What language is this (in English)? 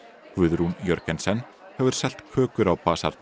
Icelandic